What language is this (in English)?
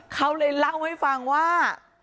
Thai